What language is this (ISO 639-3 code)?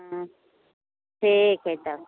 mai